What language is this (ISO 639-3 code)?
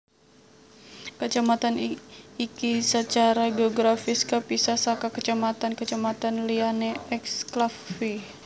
jav